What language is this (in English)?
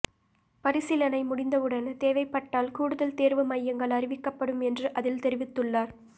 Tamil